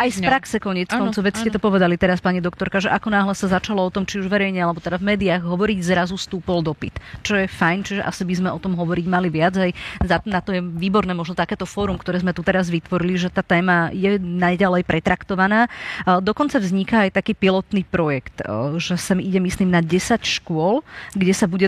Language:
Slovak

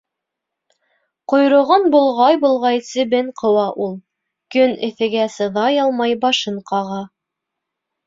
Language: Bashkir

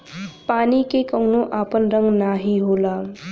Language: Bhojpuri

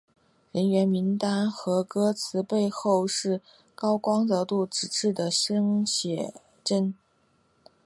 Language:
Chinese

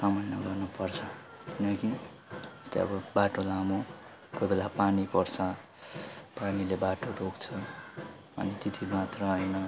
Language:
Nepali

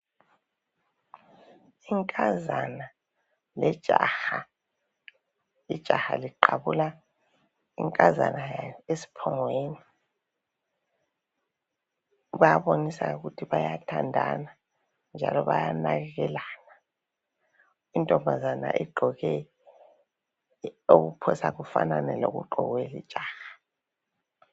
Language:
North Ndebele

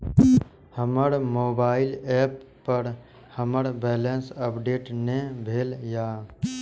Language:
Maithili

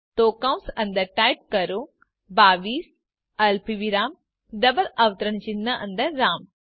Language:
Gujarati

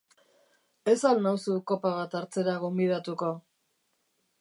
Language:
Basque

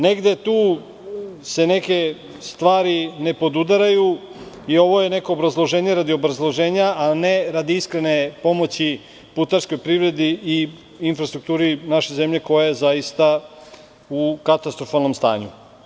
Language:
Serbian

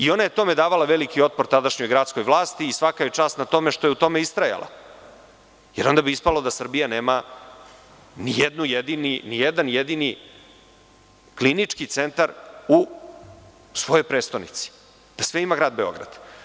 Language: Serbian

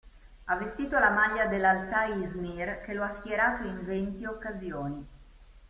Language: Italian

